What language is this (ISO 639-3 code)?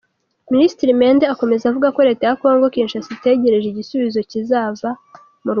kin